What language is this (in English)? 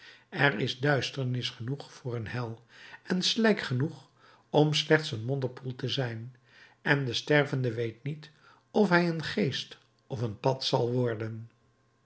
Dutch